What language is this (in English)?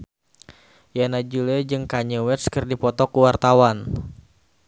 Sundanese